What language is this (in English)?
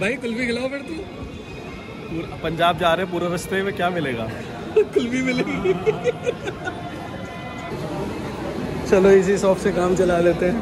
Hindi